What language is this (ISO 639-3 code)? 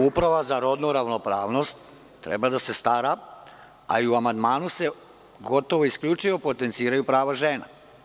srp